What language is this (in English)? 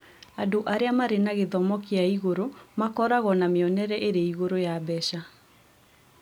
Kikuyu